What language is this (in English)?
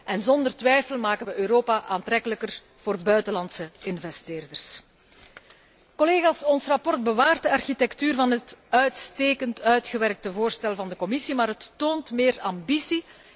Dutch